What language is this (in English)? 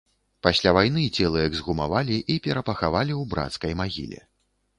Belarusian